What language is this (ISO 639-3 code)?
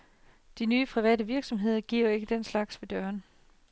dan